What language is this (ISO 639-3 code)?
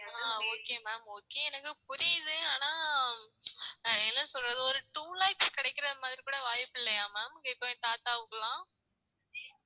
tam